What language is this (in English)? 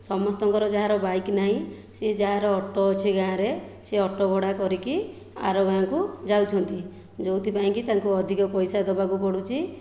Odia